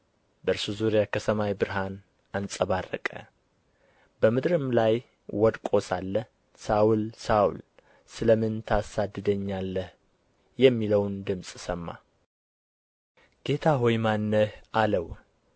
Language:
Amharic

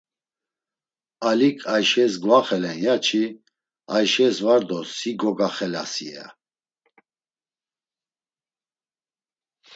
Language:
Laz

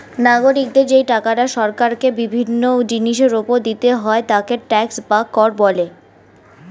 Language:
Bangla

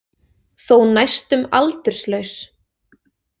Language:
Icelandic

